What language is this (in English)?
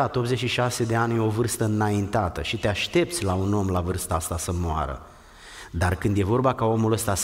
Romanian